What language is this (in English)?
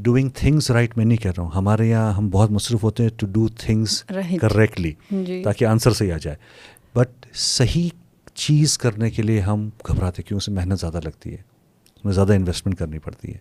Urdu